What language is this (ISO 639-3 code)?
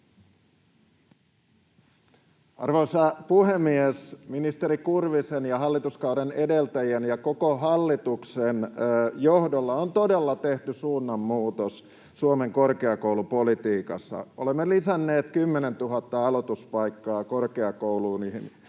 fin